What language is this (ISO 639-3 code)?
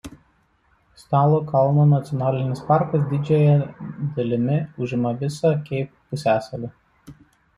lit